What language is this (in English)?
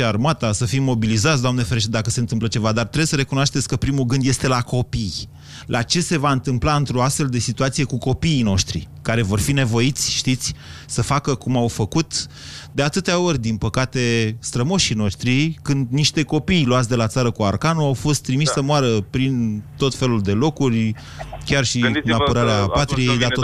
Romanian